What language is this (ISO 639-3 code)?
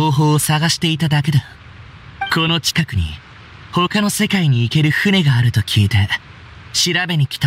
jpn